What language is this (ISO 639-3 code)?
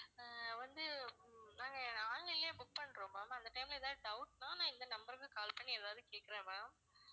tam